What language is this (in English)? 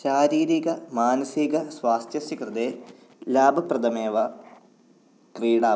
Sanskrit